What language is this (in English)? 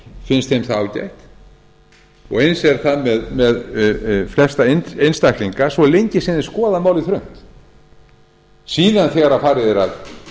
Icelandic